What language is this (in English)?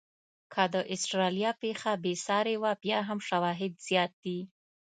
Pashto